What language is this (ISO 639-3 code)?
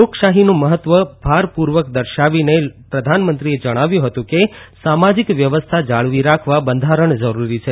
guj